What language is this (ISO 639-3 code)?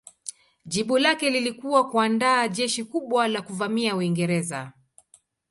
swa